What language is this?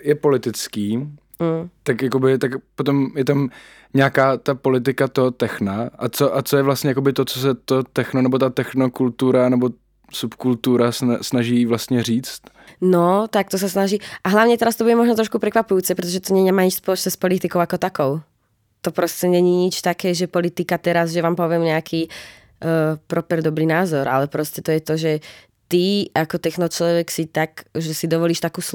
Czech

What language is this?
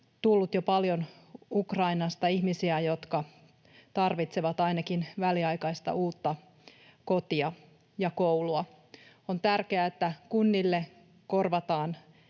Finnish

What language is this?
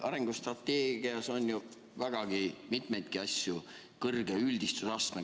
Estonian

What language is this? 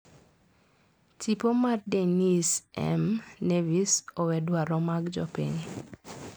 Luo (Kenya and Tanzania)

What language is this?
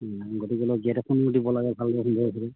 Assamese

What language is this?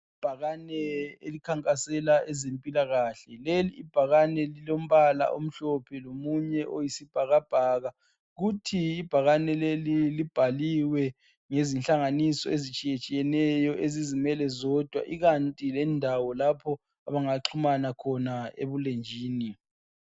North Ndebele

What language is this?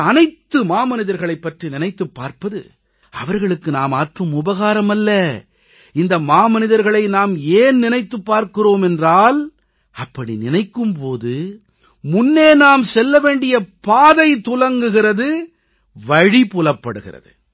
Tamil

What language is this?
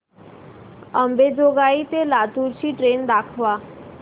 Marathi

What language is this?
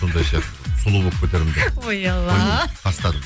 Kazakh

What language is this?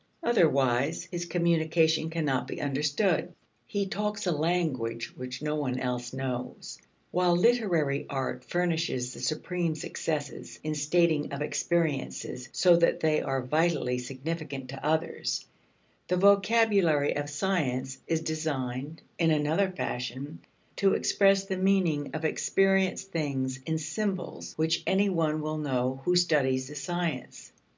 English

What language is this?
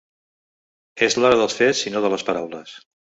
Catalan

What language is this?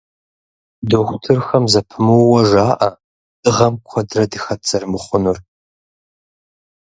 Kabardian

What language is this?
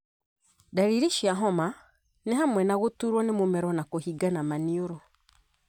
Kikuyu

